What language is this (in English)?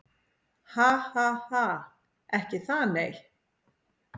Icelandic